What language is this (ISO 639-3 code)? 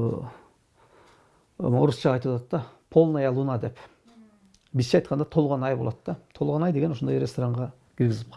tur